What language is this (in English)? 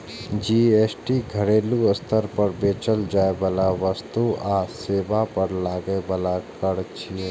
Maithili